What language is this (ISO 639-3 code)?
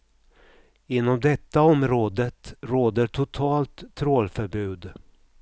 swe